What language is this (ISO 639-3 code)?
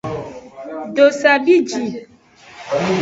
ajg